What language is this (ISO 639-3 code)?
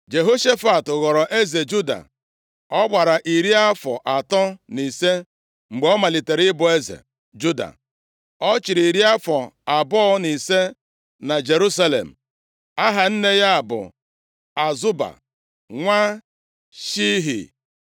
ibo